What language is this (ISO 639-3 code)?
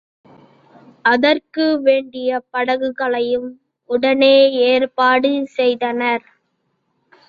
tam